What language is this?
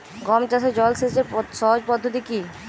Bangla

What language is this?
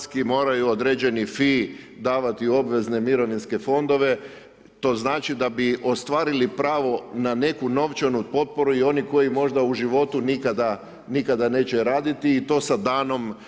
Croatian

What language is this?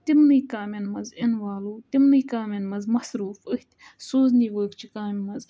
Kashmiri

